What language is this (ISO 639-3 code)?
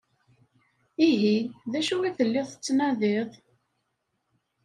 kab